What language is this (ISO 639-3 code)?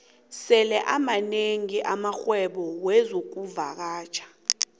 nbl